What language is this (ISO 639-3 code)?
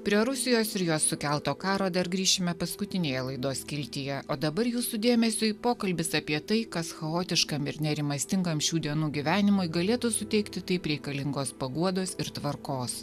lit